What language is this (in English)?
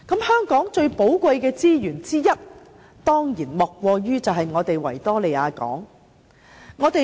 Cantonese